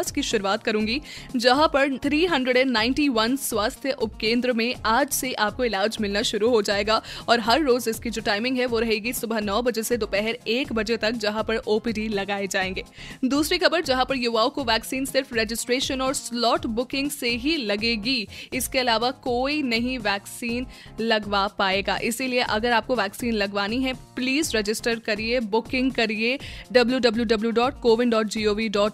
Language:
Hindi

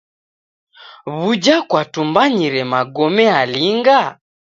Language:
Taita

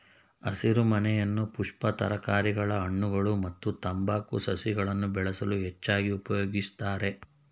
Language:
Kannada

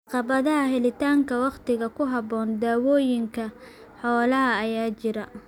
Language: Somali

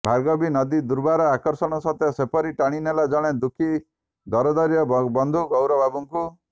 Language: Odia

